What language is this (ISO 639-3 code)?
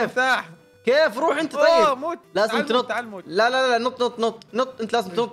ara